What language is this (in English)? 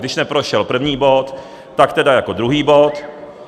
Czech